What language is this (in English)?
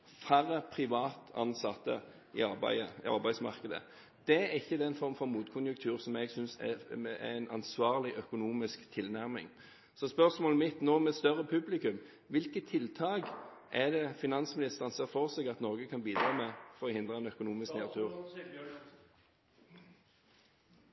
Norwegian Bokmål